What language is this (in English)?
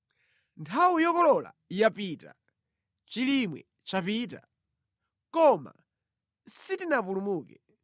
Nyanja